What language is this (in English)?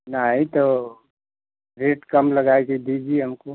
Hindi